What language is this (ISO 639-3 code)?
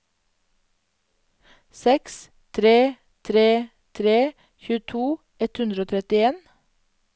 nor